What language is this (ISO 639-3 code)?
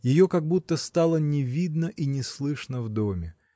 rus